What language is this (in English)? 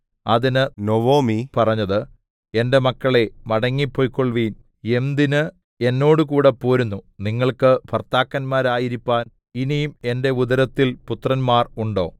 Malayalam